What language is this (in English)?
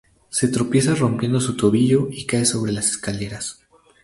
Spanish